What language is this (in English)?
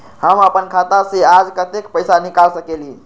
Magahi